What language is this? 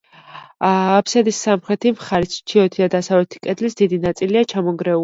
Georgian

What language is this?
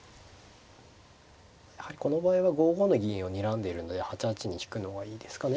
Japanese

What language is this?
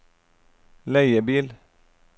Norwegian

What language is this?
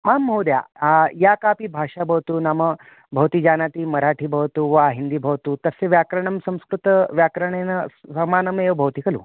Sanskrit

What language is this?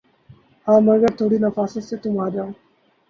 Urdu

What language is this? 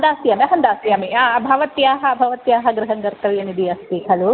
Sanskrit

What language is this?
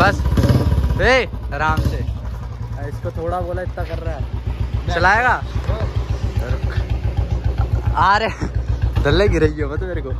Hindi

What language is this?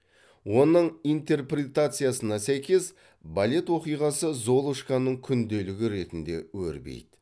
Kazakh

